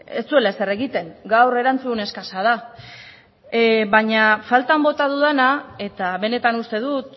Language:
Basque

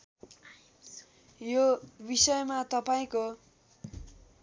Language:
Nepali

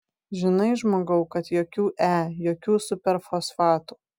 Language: Lithuanian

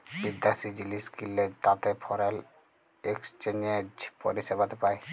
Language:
Bangla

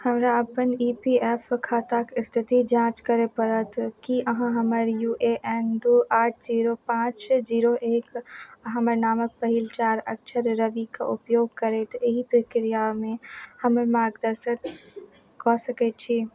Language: Maithili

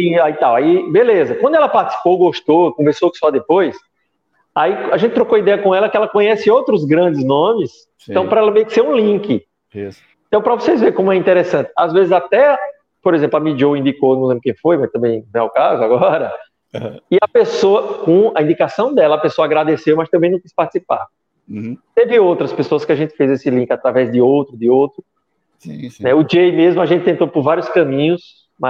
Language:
Portuguese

